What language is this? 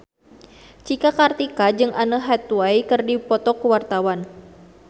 Sundanese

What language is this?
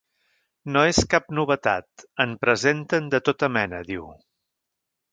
Catalan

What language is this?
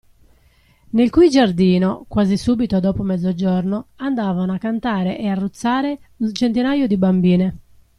Italian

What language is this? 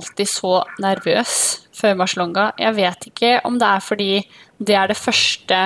Swedish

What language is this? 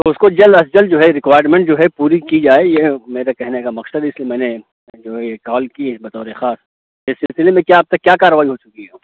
Urdu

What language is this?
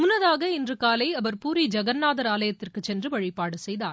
Tamil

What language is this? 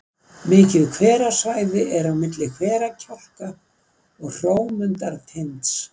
Icelandic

